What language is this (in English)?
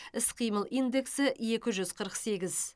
Kazakh